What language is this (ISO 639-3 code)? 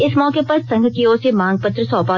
hin